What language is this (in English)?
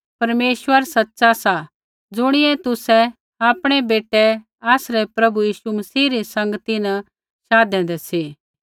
Kullu Pahari